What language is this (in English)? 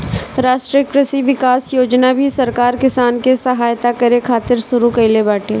Bhojpuri